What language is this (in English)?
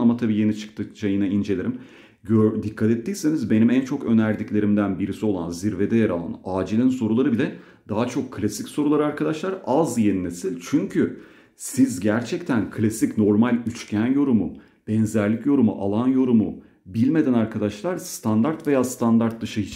Turkish